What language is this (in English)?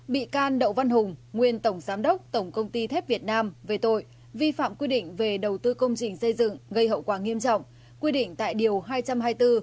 Vietnamese